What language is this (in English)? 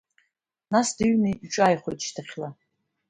Abkhazian